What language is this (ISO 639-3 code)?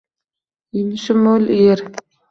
uzb